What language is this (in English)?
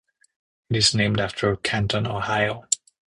English